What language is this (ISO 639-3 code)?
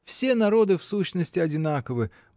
rus